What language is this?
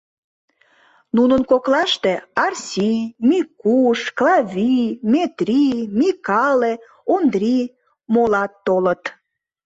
Mari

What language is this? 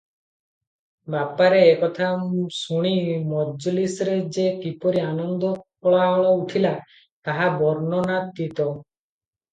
Odia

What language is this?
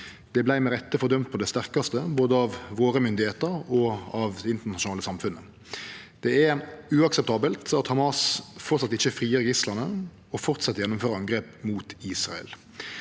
Norwegian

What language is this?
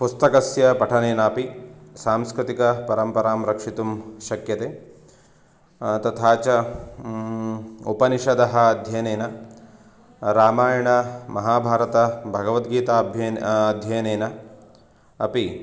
Sanskrit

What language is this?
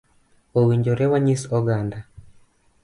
Luo (Kenya and Tanzania)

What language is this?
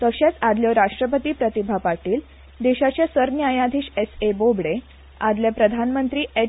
Konkani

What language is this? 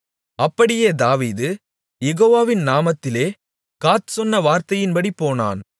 Tamil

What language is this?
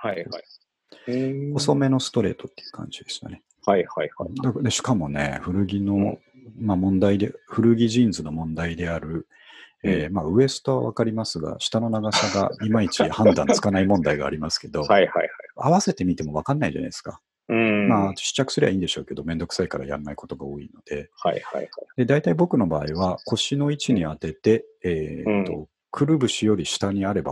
Japanese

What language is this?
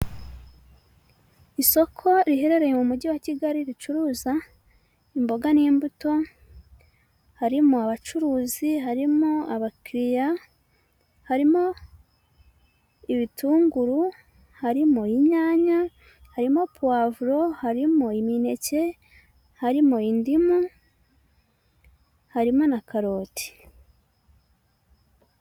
Kinyarwanda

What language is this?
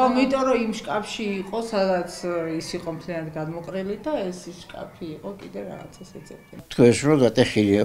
Romanian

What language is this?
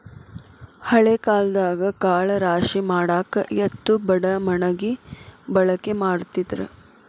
Kannada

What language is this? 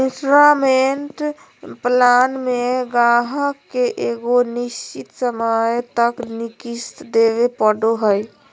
Magahi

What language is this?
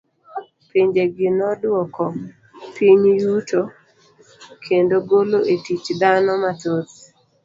Luo (Kenya and Tanzania)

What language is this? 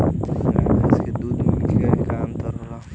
Bhojpuri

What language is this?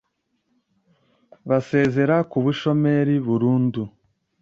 Kinyarwanda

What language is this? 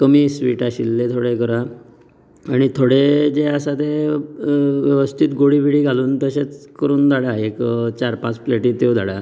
Konkani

